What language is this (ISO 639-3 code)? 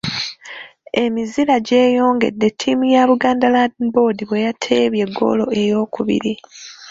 lug